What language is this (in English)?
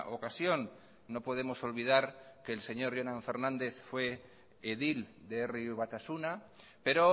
Spanish